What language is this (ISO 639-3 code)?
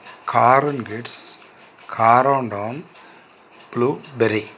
tel